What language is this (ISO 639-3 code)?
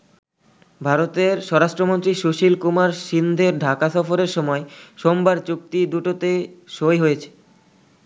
ben